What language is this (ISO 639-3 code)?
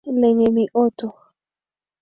swa